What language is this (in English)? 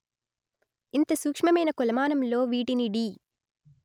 Telugu